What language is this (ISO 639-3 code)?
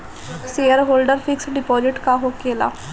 bho